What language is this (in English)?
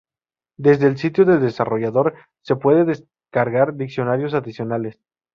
Spanish